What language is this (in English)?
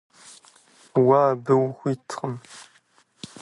Kabardian